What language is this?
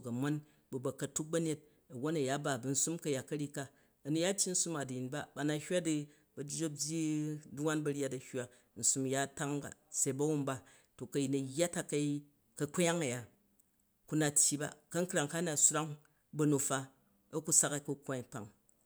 Jju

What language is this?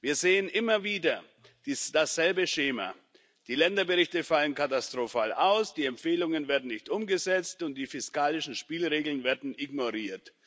German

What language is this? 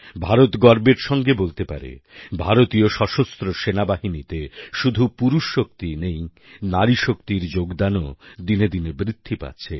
Bangla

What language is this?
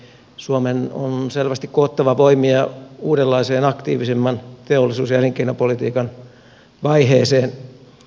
Finnish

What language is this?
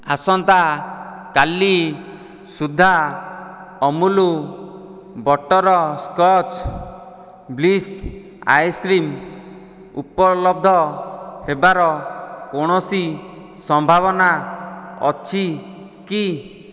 Odia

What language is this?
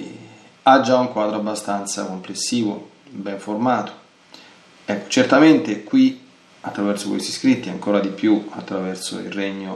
Italian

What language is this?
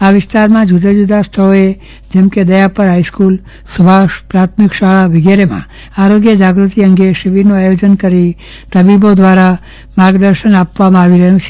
Gujarati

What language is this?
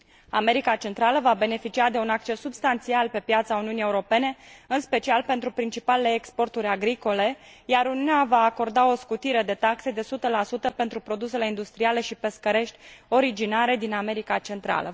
Romanian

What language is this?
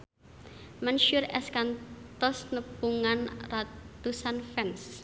Sundanese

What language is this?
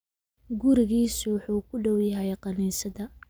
Somali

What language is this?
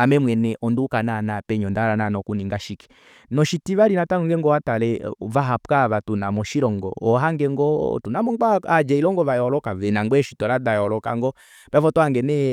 Kuanyama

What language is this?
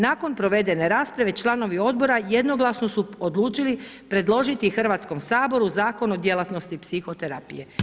Croatian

